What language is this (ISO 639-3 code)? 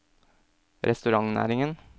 nor